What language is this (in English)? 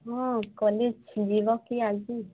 Odia